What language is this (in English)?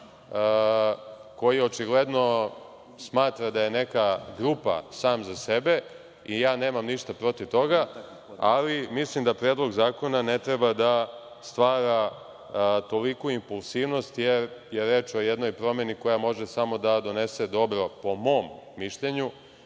Serbian